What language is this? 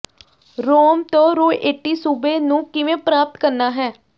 Punjabi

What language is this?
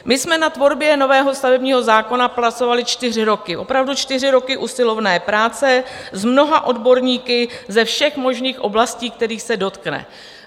Czech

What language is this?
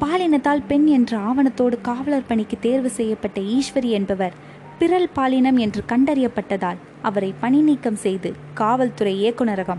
Tamil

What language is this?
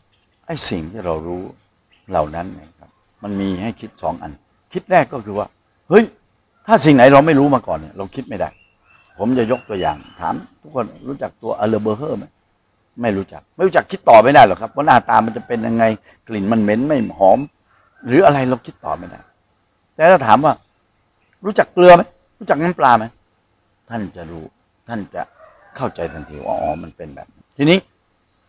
Thai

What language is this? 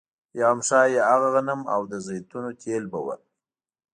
Pashto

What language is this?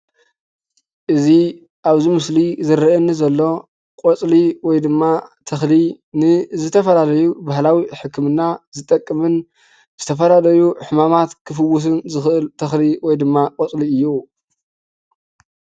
Tigrinya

